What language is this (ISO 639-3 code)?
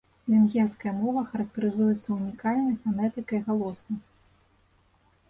bel